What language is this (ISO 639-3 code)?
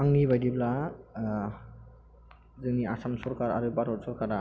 brx